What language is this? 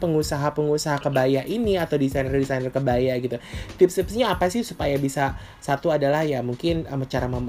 Indonesian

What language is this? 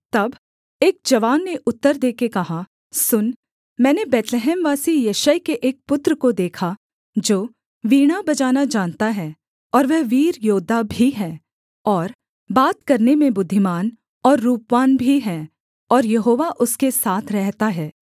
Hindi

